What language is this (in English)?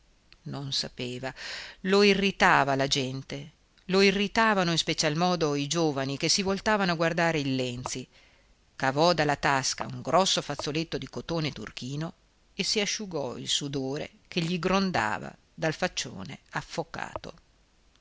Italian